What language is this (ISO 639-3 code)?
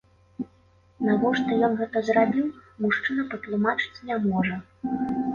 bel